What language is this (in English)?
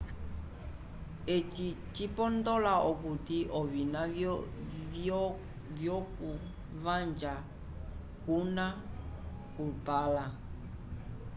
Umbundu